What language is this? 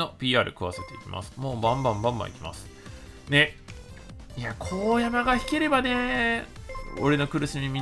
Japanese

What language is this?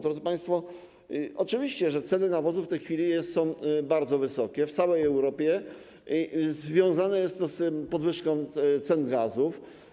Polish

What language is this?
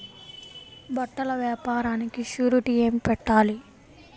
Telugu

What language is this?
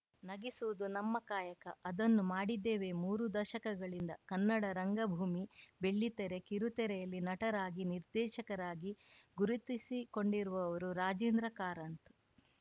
Kannada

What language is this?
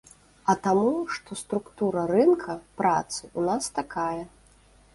Belarusian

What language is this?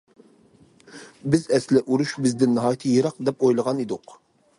Uyghur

